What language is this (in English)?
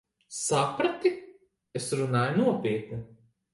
Latvian